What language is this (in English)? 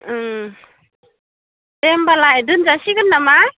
Bodo